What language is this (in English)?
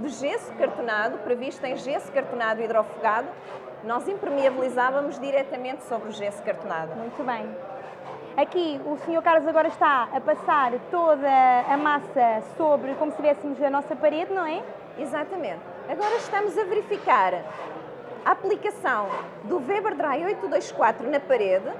Portuguese